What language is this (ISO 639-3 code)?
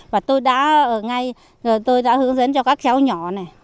vie